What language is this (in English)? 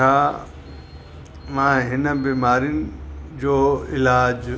Sindhi